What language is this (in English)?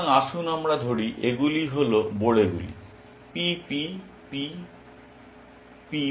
Bangla